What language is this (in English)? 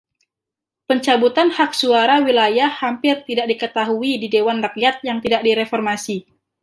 Indonesian